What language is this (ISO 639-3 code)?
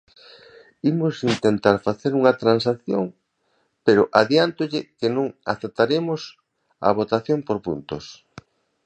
glg